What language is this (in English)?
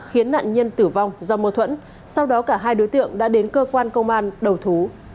Vietnamese